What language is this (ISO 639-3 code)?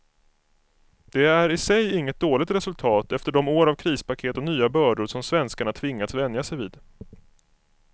swe